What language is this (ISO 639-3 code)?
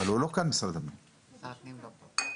heb